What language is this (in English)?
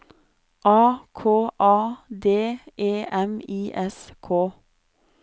Norwegian